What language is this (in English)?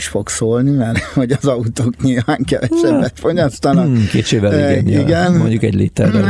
Hungarian